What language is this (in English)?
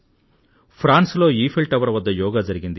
Telugu